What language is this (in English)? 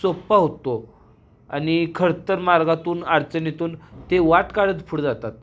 Marathi